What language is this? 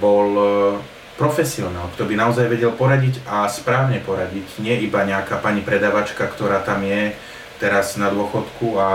Slovak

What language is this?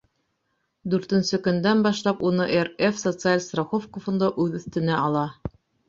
Bashkir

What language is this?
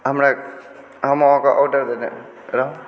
Maithili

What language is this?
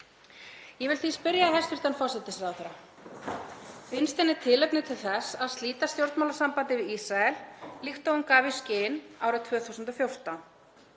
Icelandic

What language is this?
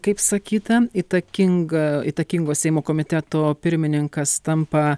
Lithuanian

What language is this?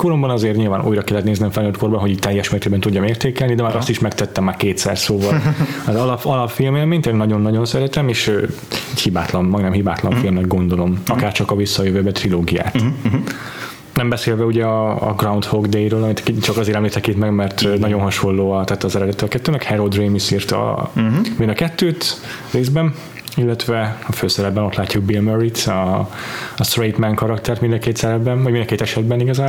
Hungarian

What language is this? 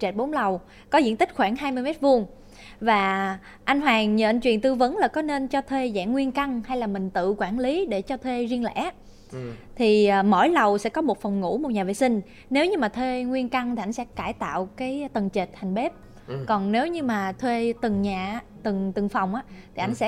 Vietnamese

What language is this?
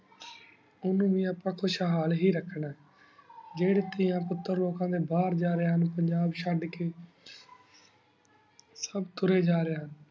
Punjabi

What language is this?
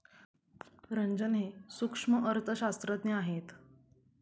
Marathi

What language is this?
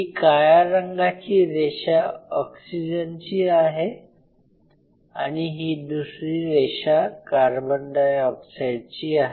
Marathi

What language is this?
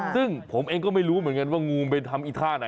Thai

